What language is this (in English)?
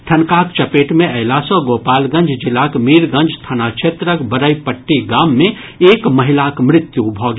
Maithili